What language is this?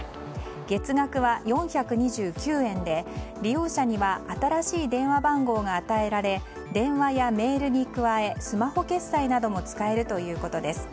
Japanese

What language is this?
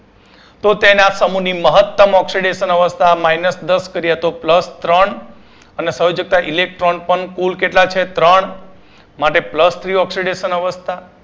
Gujarati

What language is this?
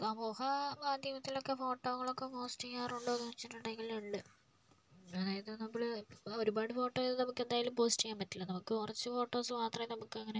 Malayalam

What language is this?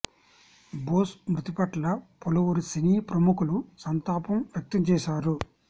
Telugu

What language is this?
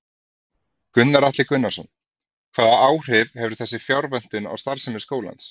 Icelandic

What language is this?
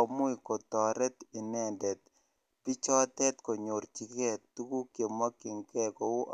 Kalenjin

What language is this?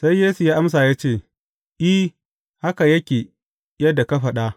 Hausa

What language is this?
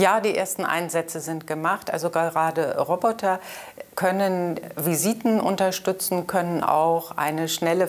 German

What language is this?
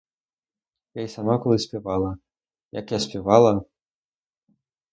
Ukrainian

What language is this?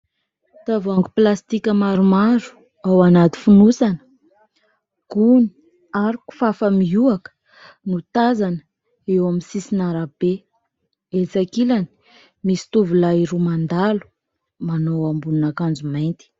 Malagasy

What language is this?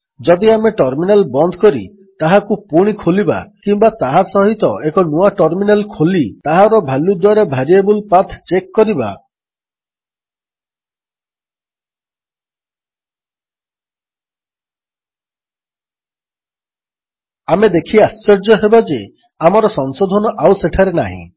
Odia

